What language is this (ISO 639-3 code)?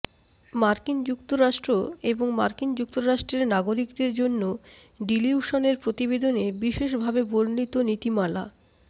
ben